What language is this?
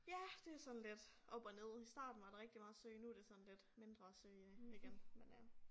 Danish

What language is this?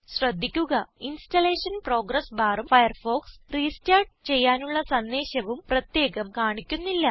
Malayalam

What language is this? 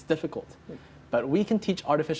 Indonesian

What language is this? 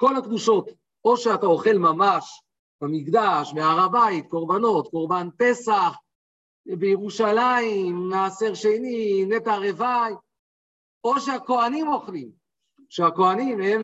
Hebrew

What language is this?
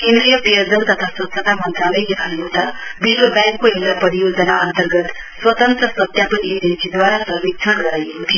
Nepali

